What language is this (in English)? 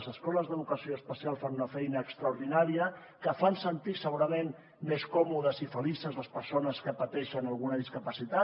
Catalan